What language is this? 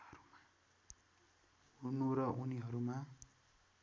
Nepali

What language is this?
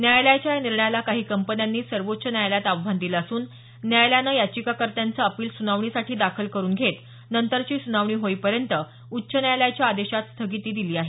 Marathi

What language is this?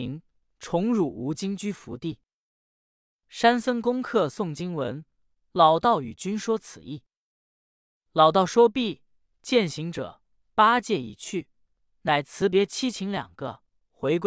Chinese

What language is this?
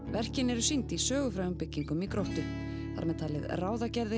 Icelandic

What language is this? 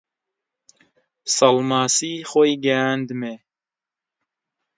Central Kurdish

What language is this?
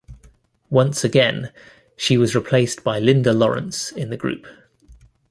English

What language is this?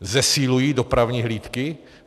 Czech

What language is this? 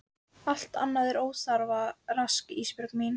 Icelandic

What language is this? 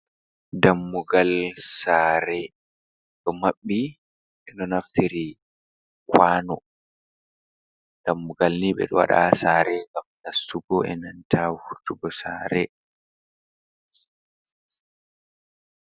Fula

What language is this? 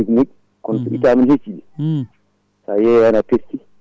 Fula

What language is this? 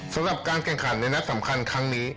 Thai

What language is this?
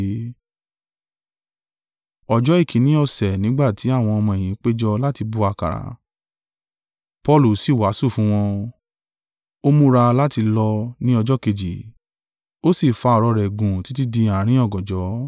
Yoruba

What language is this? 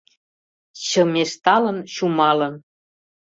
Mari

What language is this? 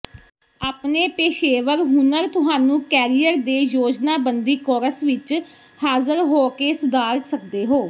Punjabi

